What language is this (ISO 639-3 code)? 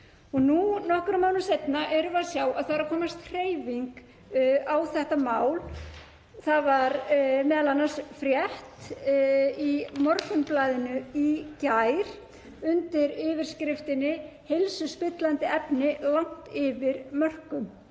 isl